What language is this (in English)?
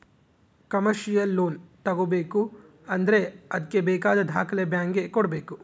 Kannada